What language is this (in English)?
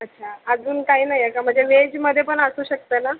Marathi